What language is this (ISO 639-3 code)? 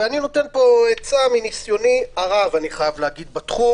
heb